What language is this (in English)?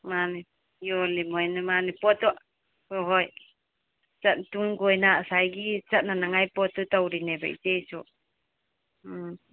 Manipuri